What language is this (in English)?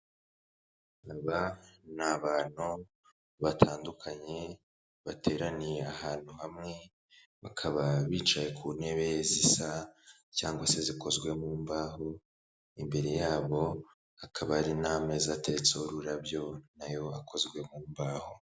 Kinyarwanda